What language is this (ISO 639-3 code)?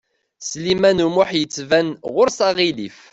kab